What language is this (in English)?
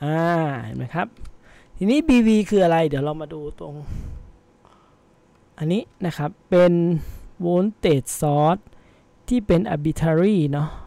Thai